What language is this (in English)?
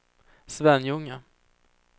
Swedish